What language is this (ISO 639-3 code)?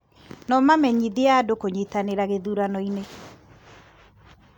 kik